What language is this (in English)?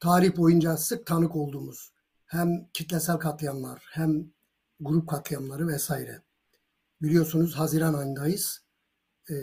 Turkish